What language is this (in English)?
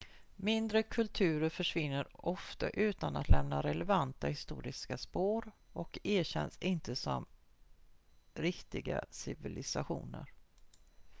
Swedish